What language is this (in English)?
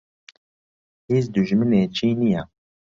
Central Kurdish